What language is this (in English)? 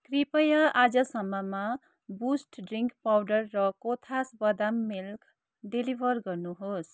Nepali